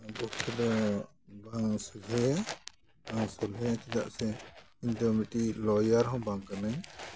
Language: Santali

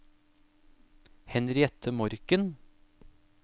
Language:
Norwegian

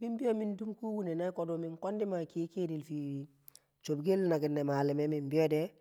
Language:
Kamo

